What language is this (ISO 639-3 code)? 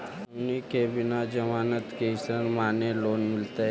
mag